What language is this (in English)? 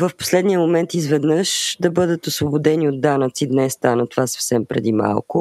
Bulgarian